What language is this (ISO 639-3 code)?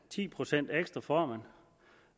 dan